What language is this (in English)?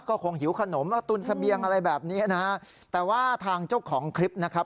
Thai